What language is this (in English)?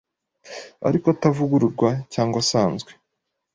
Kinyarwanda